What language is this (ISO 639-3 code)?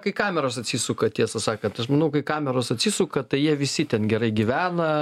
lit